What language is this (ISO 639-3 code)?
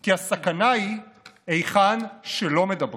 heb